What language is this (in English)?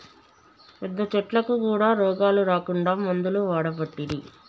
Telugu